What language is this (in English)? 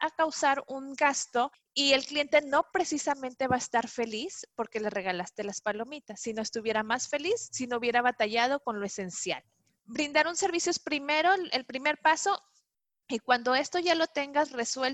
Spanish